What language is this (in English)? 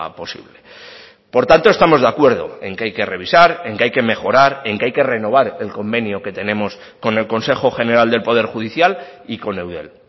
Spanish